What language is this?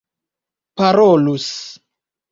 Esperanto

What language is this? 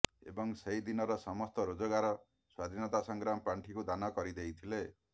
Odia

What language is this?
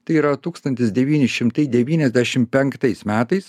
Lithuanian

